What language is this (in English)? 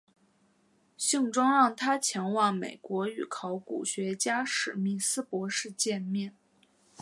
Chinese